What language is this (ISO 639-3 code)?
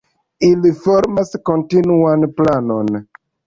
epo